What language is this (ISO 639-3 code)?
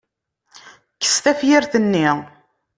kab